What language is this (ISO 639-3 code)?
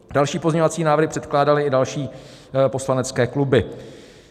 ces